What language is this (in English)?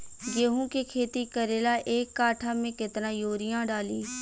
Bhojpuri